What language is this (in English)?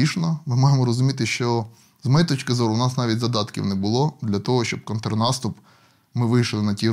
Ukrainian